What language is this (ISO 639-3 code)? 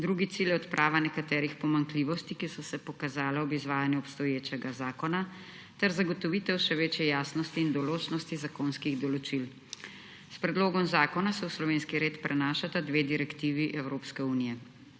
slv